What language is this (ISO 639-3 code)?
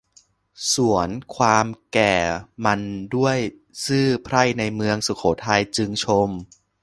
tha